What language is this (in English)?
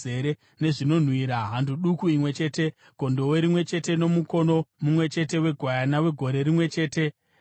Shona